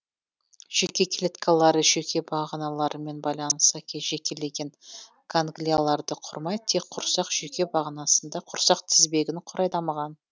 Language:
Kazakh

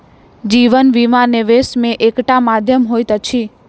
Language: Maithili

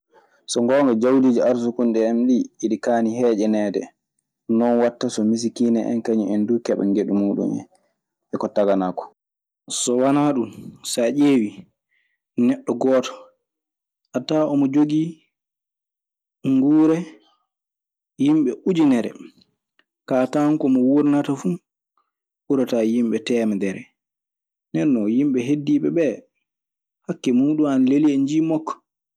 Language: Maasina Fulfulde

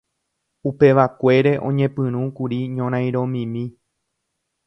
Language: Guarani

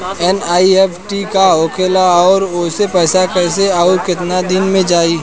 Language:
Bhojpuri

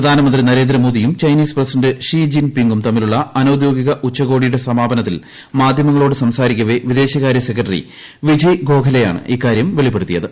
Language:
Malayalam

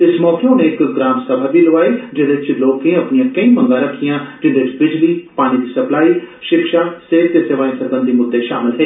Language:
Dogri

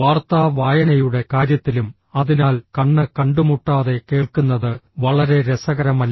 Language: Malayalam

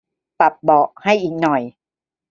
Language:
Thai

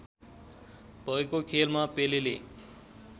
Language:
Nepali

